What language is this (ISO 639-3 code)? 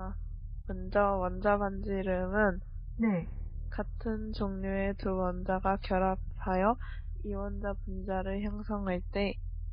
kor